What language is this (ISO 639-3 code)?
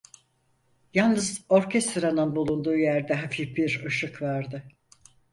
tur